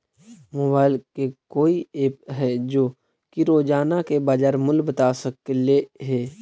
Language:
Magahi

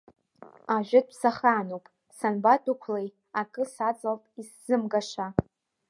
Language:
Abkhazian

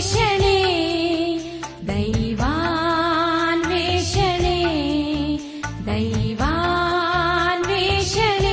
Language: Kannada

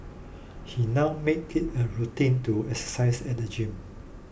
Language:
English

